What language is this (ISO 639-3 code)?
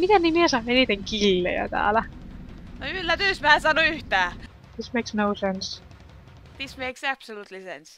fin